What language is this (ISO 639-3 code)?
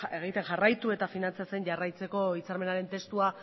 eus